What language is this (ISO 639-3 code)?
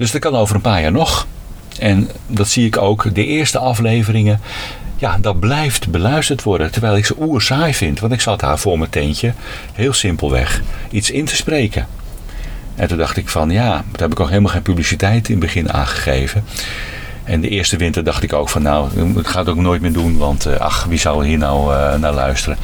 nld